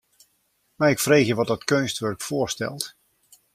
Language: Western Frisian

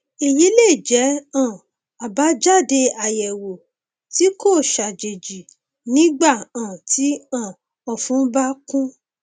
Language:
Yoruba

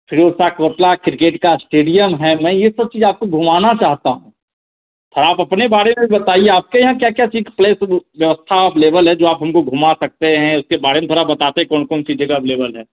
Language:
Hindi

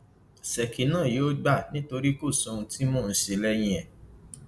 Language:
Yoruba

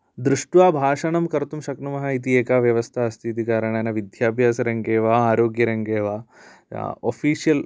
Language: Sanskrit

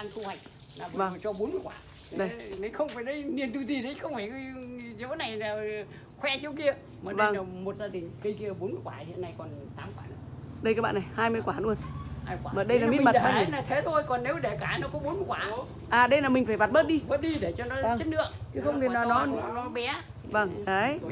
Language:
Vietnamese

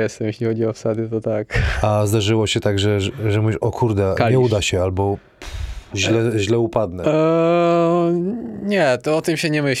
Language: Polish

